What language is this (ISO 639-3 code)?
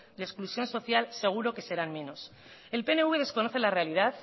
spa